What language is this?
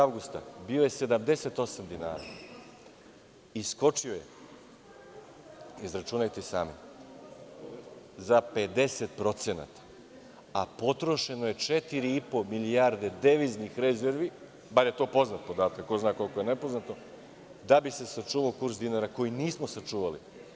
Serbian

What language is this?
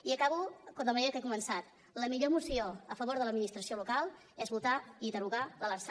Catalan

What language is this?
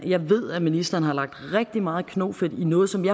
Danish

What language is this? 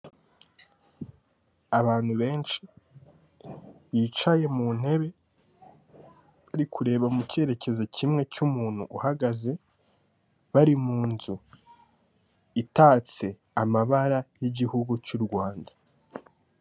Kinyarwanda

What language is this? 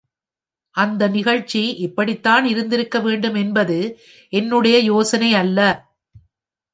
Tamil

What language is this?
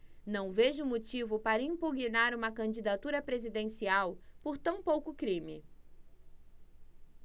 Portuguese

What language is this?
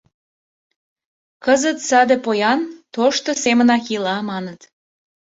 Mari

